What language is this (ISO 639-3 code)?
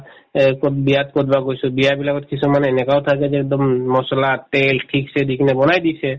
asm